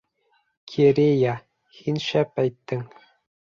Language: Bashkir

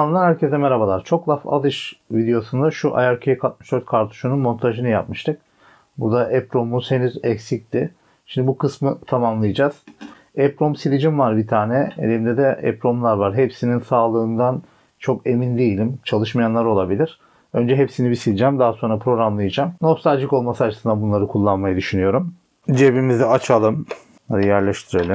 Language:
Turkish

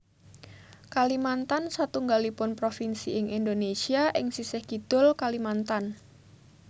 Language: Javanese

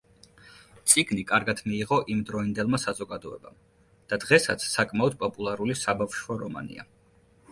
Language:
Georgian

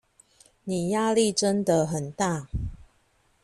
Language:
Chinese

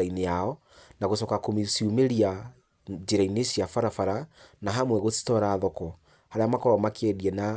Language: Kikuyu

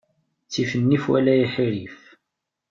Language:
Kabyle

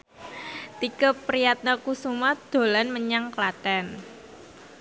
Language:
Javanese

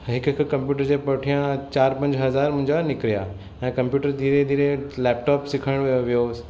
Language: Sindhi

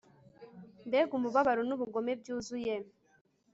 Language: Kinyarwanda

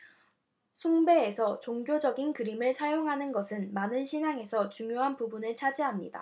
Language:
Korean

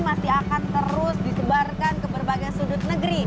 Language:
Indonesian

